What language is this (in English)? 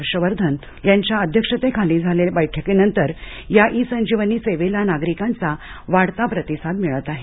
Marathi